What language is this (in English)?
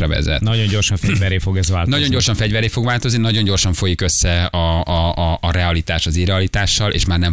Hungarian